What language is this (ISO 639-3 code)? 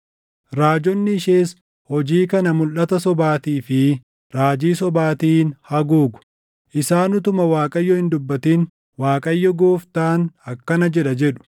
orm